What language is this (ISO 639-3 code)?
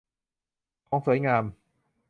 tha